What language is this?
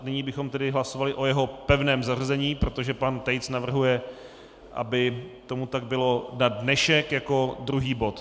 Czech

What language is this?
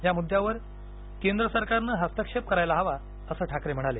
Marathi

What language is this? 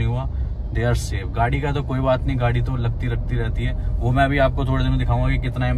Hindi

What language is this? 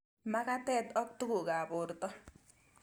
Kalenjin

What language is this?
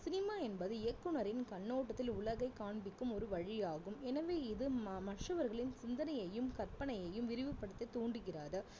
Tamil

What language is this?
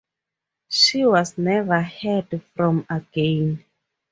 English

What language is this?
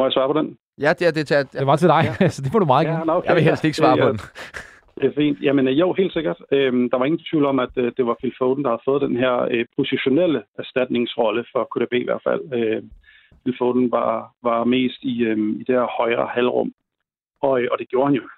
Danish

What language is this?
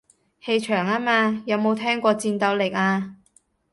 Cantonese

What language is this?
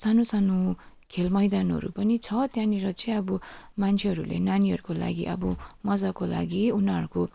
Nepali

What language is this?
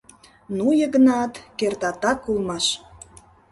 Mari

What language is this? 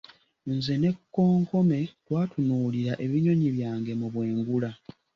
Ganda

